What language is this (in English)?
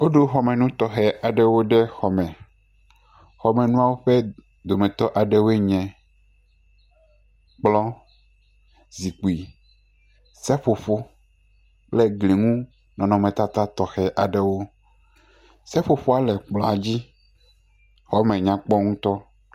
Ewe